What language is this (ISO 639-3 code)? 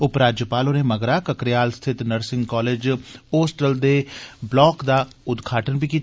doi